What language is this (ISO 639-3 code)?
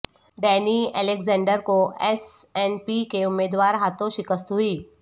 urd